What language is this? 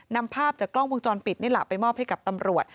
Thai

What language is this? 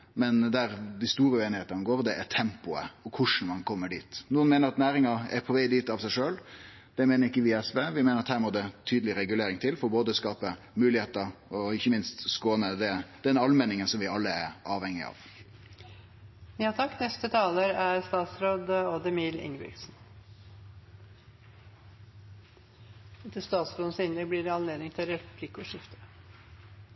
Norwegian Nynorsk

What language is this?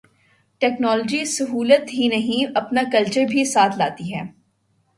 Urdu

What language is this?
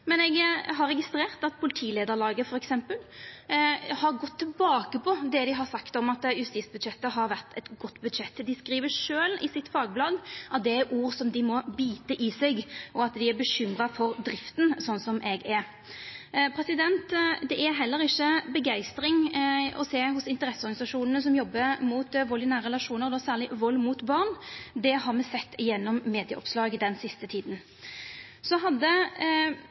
Norwegian Nynorsk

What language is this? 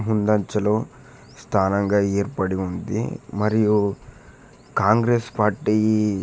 Telugu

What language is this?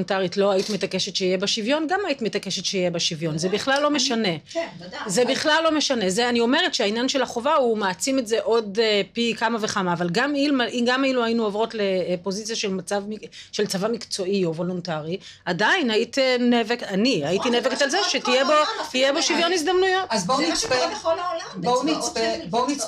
Hebrew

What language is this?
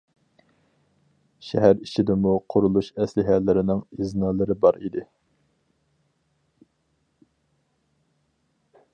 Uyghur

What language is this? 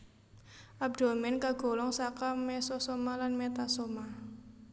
Javanese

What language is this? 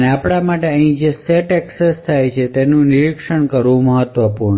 Gujarati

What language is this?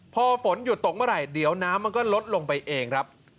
Thai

